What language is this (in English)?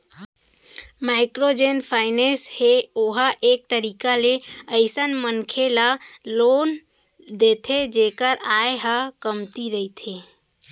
Chhattisgarhi